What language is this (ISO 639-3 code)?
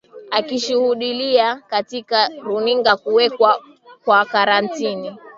swa